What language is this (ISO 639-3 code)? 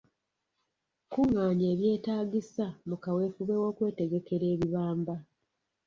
lug